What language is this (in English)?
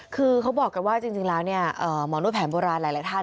Thai